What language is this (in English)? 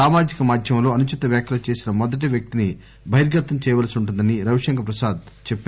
Telugu